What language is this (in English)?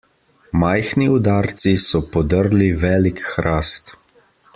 Slovenian